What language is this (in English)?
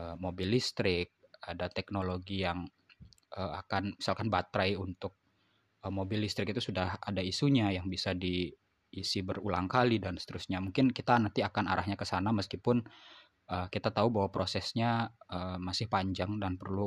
Indonesian